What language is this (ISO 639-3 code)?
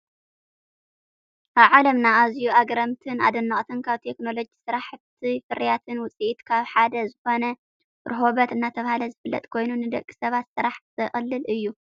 tir